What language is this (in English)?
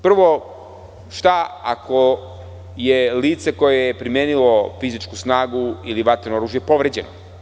Serbian